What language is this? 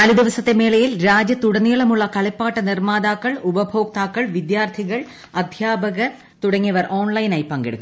Malayalam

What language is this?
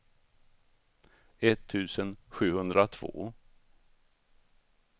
Swedish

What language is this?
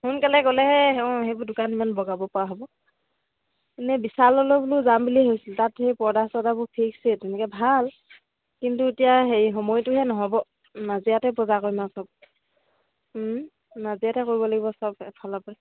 Assamese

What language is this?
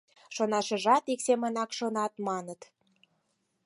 Mari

